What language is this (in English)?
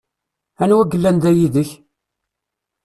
Kabyle